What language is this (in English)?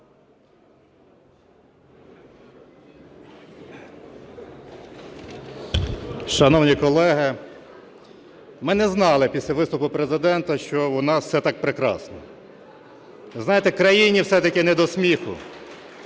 Ukrainian